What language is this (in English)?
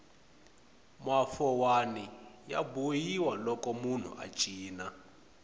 Tsonga